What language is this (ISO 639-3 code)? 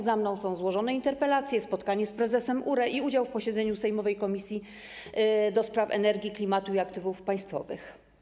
pol